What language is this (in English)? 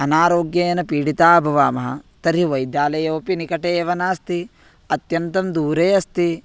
Sanskrit